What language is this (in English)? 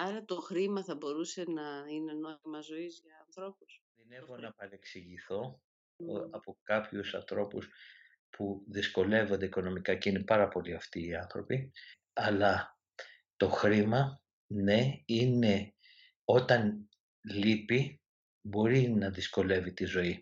Greek